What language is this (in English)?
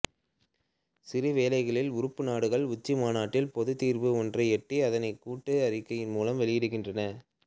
Tamil